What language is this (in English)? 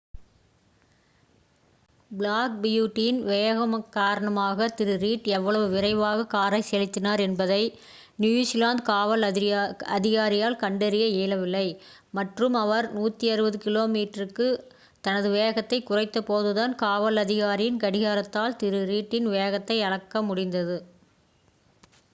Tamil